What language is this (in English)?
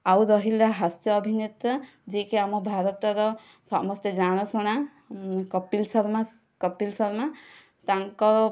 Odia